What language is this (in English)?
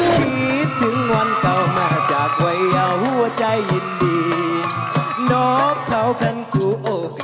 Thai